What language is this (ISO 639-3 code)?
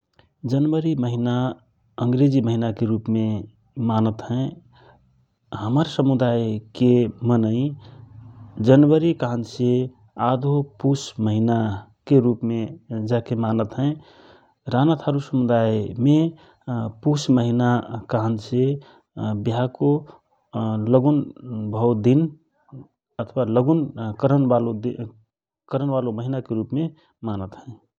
thr